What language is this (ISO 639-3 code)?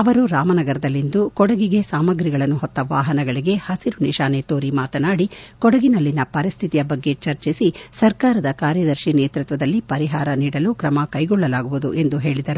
kan